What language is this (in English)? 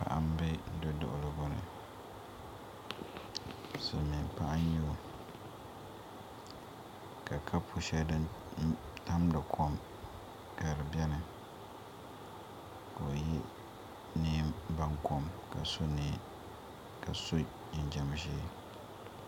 Dagbani